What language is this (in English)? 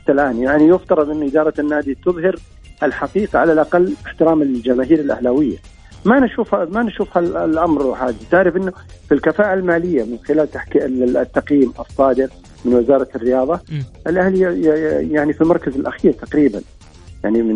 Arabic